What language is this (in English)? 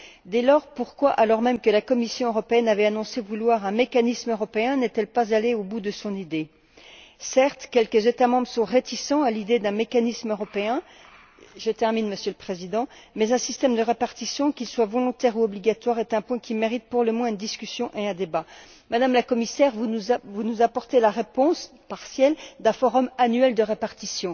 French